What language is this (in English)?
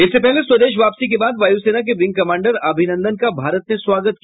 Hindi